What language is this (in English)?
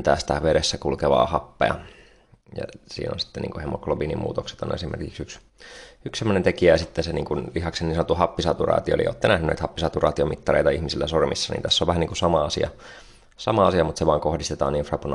Finnish